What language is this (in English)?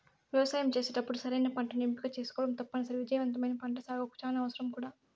Telugu